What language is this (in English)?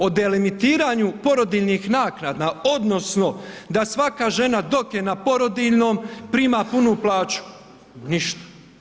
Croatian